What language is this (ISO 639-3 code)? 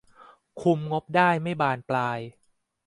tha